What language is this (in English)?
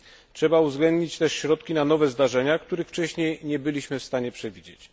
Polish